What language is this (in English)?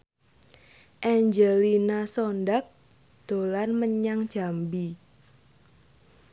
Javanese